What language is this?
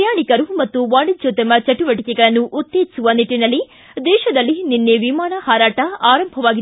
Kannada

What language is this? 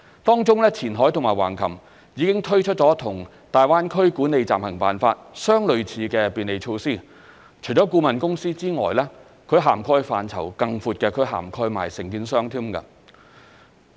Cantonese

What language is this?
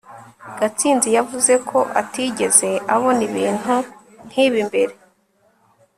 Kinyarwanda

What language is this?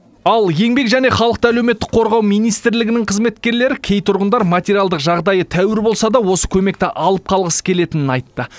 Kazakh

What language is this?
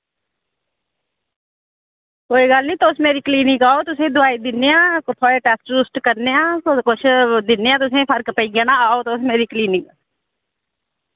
Dogri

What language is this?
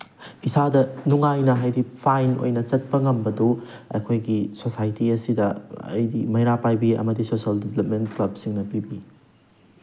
Manipuri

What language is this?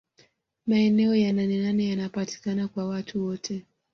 Swahili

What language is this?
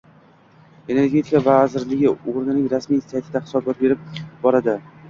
Uzbek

